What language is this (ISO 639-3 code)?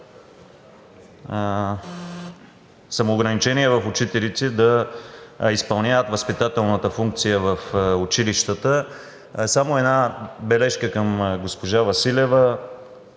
bul